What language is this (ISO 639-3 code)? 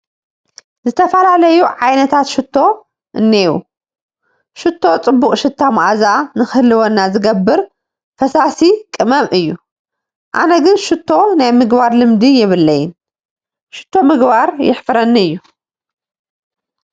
tir